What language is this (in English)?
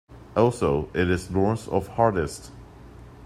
English